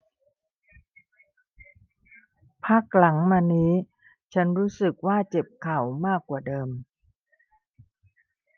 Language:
Thai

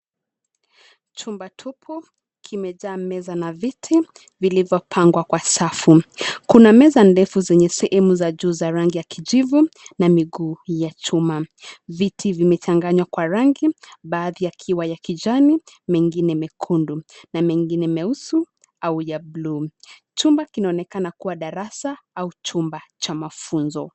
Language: Swahili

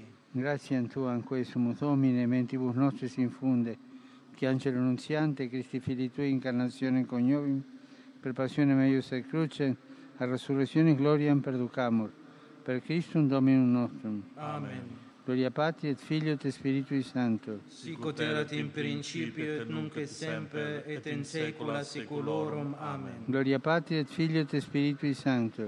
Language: Italian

